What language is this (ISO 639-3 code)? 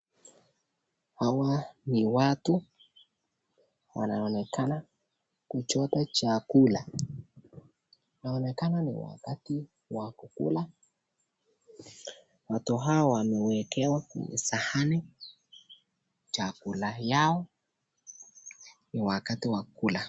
swa